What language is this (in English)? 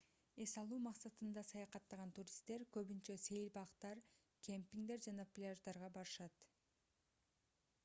Kyrgyz